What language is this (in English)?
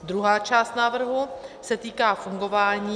Czech